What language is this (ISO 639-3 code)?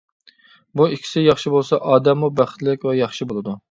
uig